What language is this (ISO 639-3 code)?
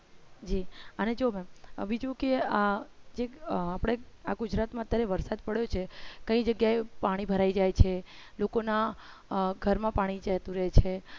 guj